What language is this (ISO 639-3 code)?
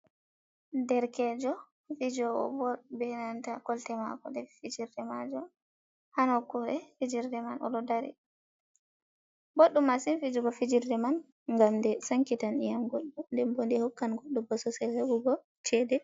ful